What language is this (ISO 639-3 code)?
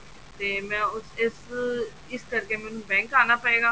pan